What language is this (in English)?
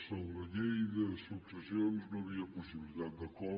Catalan